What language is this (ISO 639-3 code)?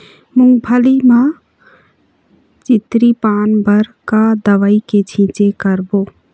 hne